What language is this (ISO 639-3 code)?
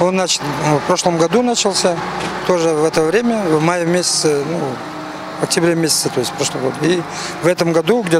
rus